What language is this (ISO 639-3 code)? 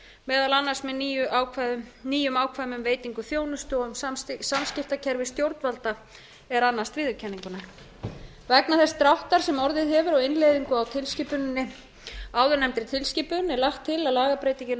isl